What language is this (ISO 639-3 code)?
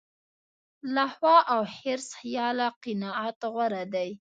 pus